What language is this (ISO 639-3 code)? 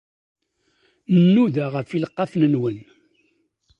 kab